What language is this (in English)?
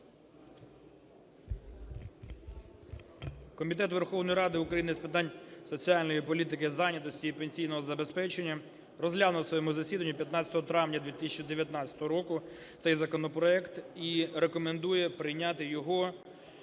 Ukrainian